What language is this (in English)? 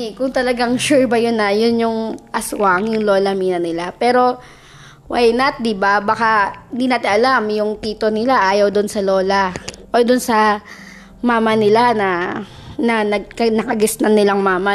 Filipino